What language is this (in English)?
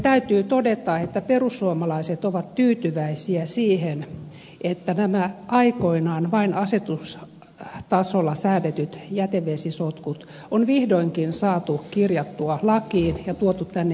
Finnish